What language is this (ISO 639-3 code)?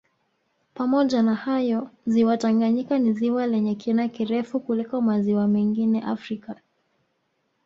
swa